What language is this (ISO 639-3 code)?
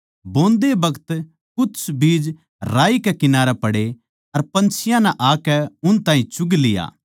bgc